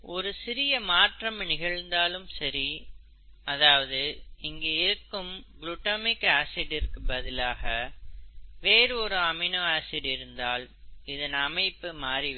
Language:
Tamil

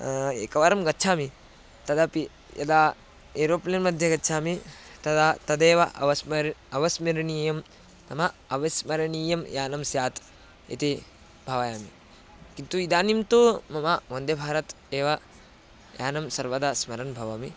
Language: Sanskrit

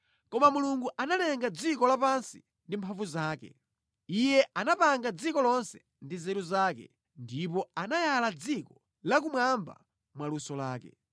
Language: Nyanja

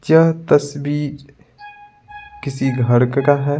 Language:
Hindi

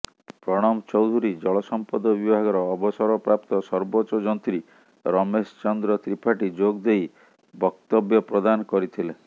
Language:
Odia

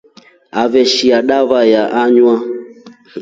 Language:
Rombo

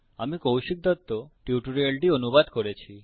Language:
Bangla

